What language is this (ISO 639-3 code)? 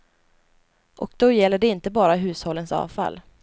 swe